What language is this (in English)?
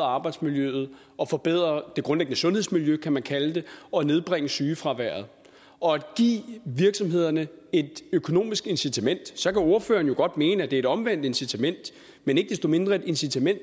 Danish